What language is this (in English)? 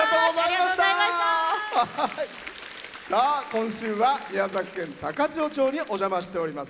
Japanese